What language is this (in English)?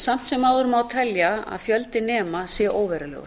Icelandic